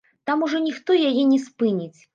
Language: Belarusian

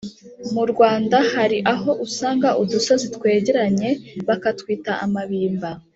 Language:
Kinyarwanda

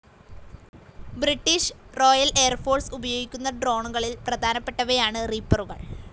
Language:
Malayalam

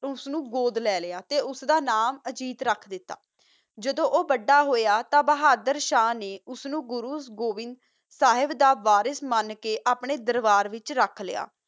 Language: Punjabi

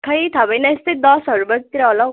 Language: Nepali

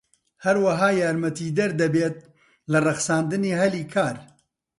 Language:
Central Kurdish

